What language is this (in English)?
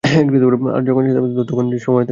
Bangla